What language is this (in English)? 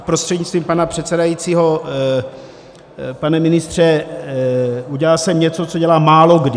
Czech